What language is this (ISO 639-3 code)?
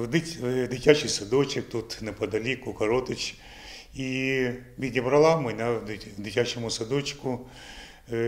ukr